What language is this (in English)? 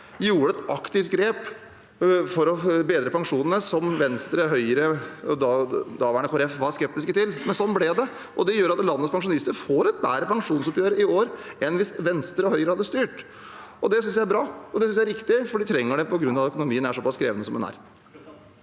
Norwegian